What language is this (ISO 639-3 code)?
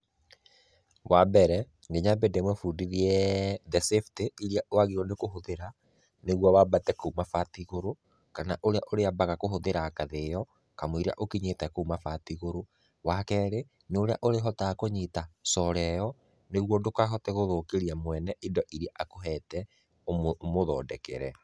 kik